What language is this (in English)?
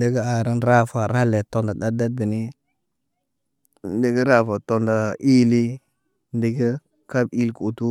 Naba